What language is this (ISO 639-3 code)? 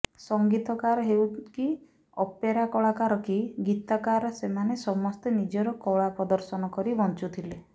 ori